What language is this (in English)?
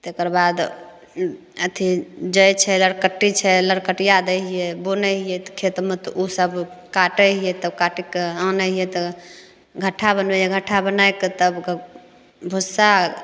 Maithili